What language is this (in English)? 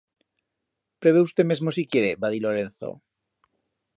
Aragonese